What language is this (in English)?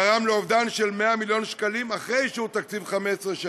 Hebrew